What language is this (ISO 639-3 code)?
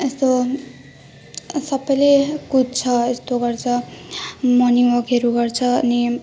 nep